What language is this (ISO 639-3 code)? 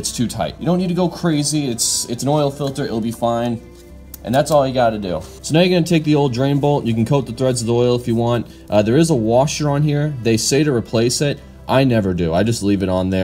eng